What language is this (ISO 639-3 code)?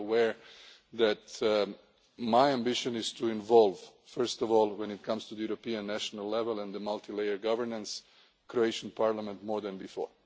eng